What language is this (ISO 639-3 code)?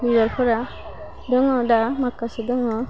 brx